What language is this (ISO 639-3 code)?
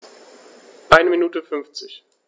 deu